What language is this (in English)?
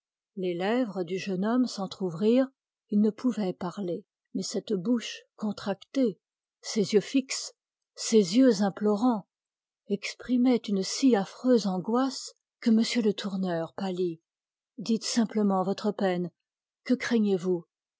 French